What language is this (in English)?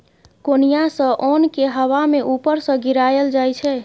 Maithili